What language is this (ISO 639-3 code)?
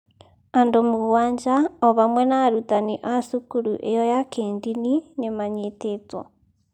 kik